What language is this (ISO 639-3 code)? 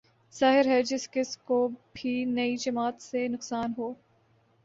urd